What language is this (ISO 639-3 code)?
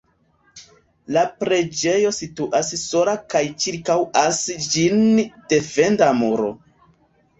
epo